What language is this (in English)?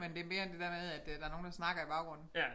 Danish